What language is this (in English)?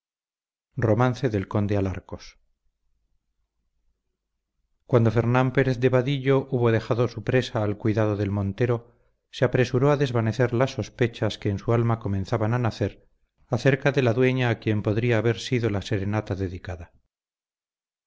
Spanish